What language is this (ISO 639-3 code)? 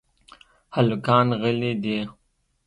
pus